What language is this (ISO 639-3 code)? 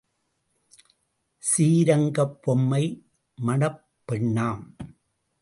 tam